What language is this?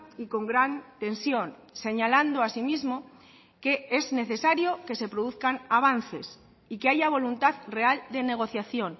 Spanish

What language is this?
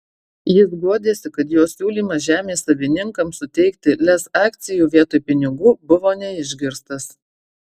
Lithuanian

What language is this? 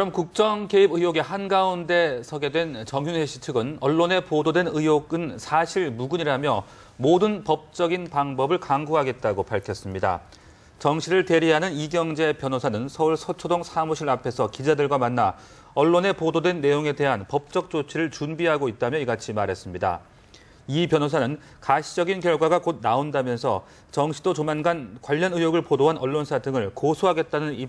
Korean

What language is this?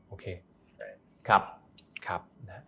Thai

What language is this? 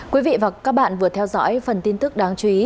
Vietnamese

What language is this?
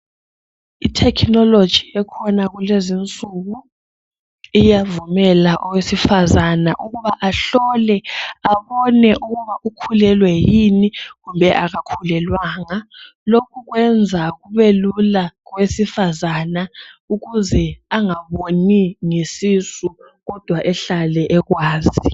North Ndebele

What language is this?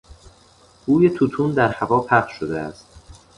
Persian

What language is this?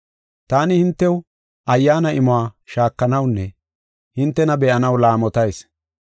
Gofa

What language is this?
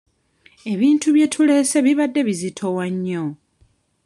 Ganda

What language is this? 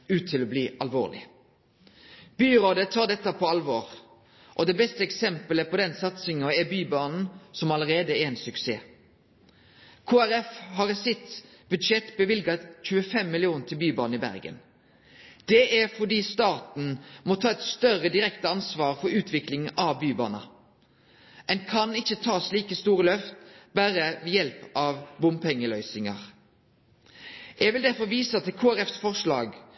Norwegian Nynorsk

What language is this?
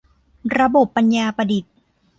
Thai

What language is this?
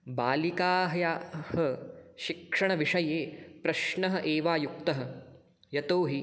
Sanskrit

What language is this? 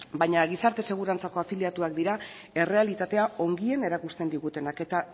Basque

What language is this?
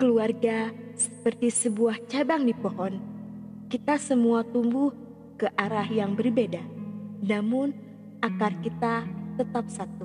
Indonesian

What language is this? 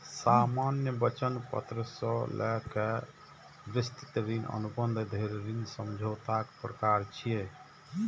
Maithili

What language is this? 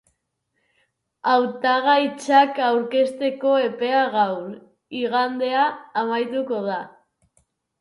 Basque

